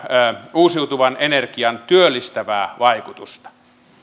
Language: Finnish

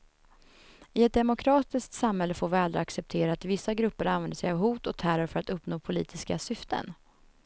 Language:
Swedish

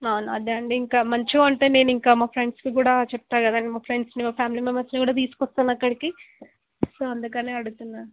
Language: Telugu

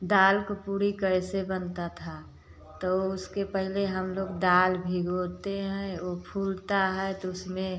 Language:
Hindi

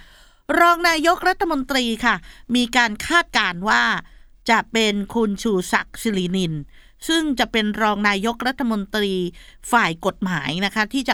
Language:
Thai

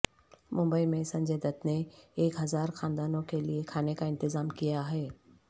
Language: Urdu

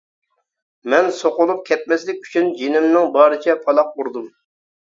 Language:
Uyghur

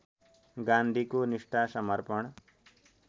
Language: Nepali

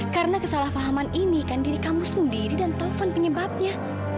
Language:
Indonesian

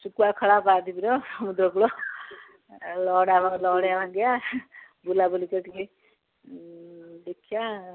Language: Odia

